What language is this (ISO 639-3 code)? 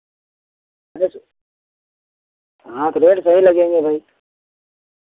hin